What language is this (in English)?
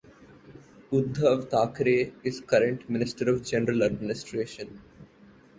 English